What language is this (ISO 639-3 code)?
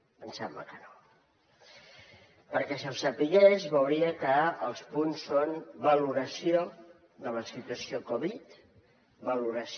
cat